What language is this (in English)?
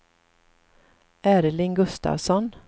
Swedish